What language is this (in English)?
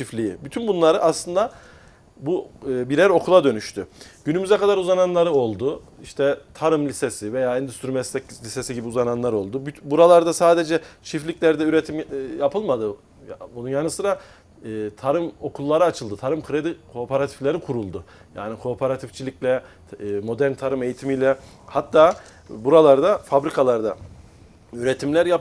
Turkish